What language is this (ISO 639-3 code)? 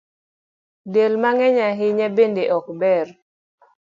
luo